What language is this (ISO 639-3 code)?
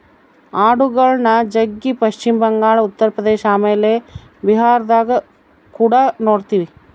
kan